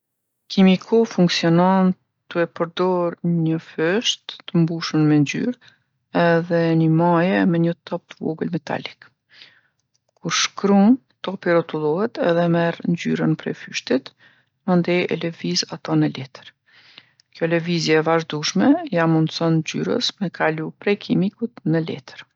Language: Gheg Albanian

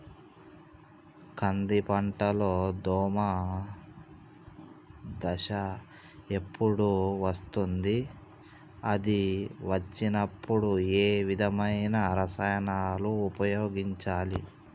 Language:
Telugu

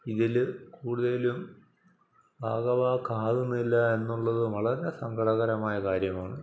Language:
Malayalam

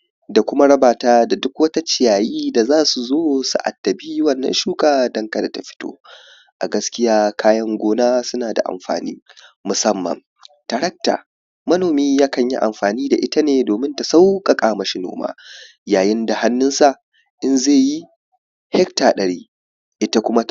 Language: Hausa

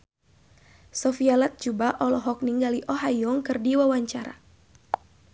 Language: Sundanese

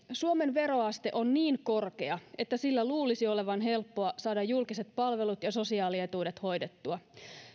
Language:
Finnish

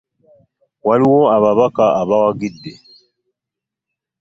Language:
Ganda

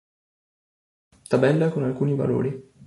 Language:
Italian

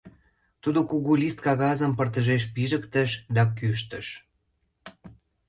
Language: Mari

